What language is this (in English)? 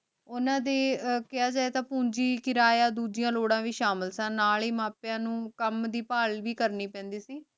Punjabi